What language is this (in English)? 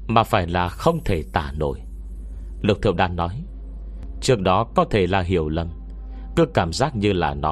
Vietnamese